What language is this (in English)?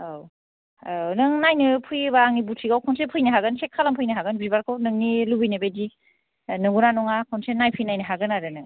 Bodo